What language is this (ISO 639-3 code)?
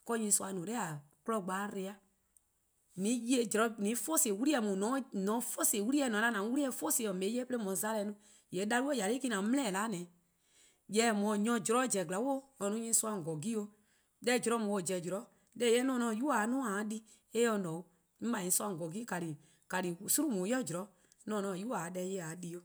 kqo